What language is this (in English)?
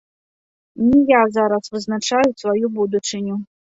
Belarusian